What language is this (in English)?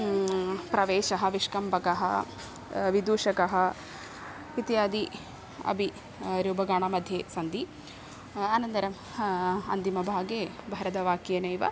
Sanskrit